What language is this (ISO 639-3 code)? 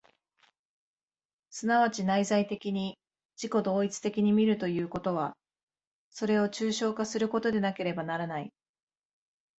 jpn